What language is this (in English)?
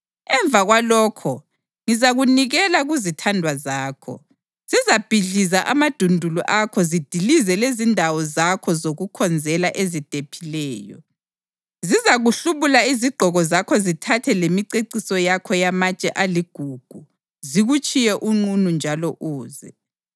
North Ndebele